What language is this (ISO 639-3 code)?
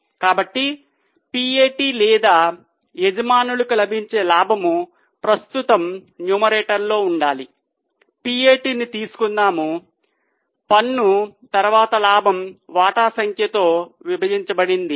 tel